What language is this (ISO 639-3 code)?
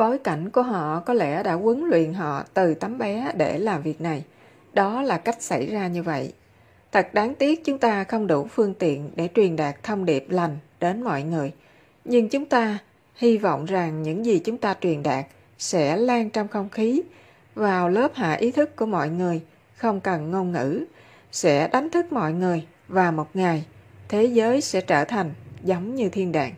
vie